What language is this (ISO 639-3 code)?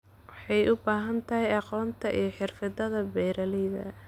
som